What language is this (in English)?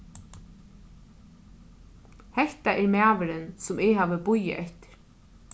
Faroese